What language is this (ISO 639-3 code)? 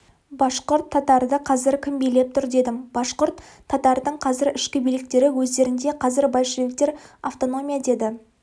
kaz